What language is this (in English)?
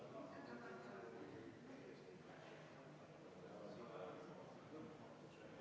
Estonian